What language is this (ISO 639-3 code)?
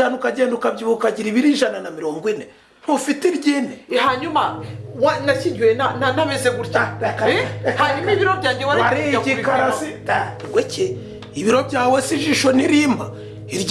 eng